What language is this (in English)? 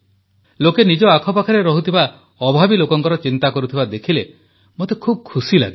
Odia